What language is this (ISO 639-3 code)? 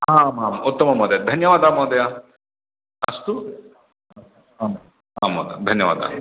san